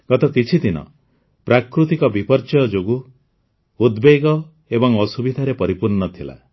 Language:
Odia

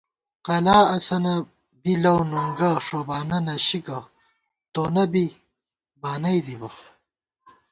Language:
Gawar-Bati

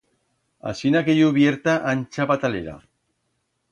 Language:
Aragonese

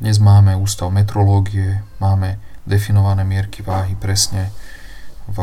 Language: Slovak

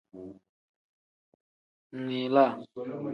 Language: Tem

